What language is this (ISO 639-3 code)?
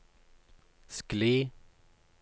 nor